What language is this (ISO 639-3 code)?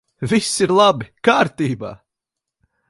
lav